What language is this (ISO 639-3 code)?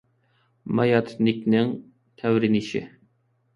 uig